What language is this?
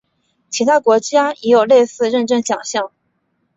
Chinese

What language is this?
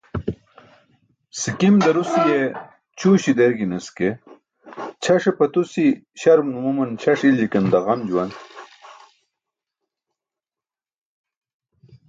Burushaski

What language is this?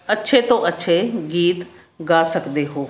Punjabi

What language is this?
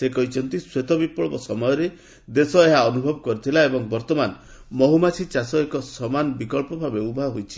Odia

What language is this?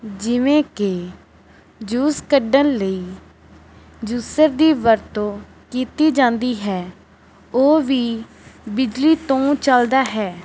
Punjabi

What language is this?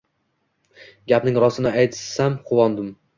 Uzbek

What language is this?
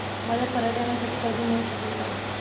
Marathi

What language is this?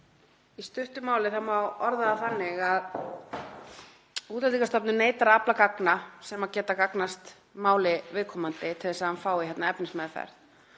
Icelandic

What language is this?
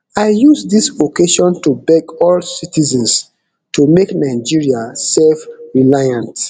Nigerian Pidgin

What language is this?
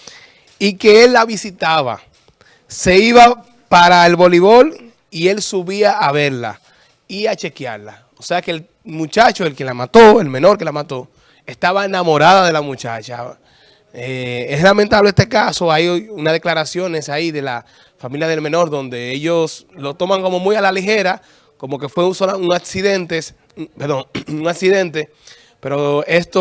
Spanish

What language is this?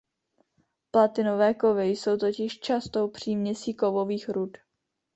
Czech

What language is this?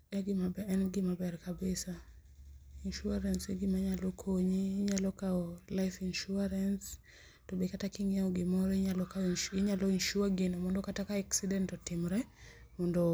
Luo (Kenya and Tanzania)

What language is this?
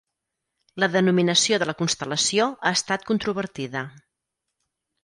Catalan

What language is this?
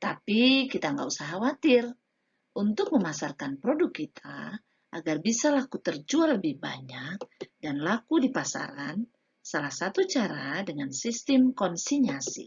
Indonesian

